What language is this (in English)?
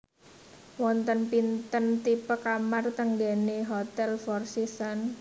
Javanese